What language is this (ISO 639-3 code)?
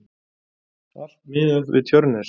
isl